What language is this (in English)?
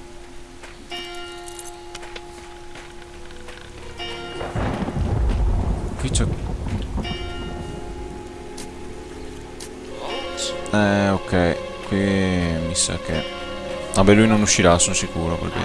Italian